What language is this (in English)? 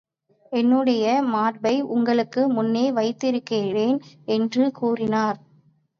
Tamil